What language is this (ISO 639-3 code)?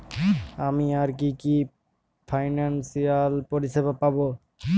ben